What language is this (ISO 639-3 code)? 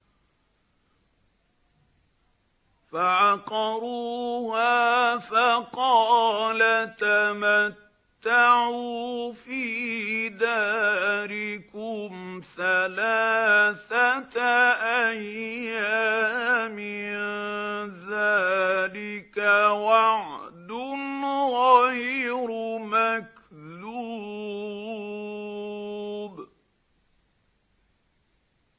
ara